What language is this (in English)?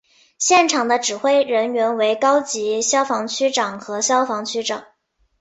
Chinese